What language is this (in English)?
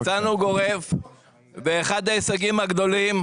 Hebrew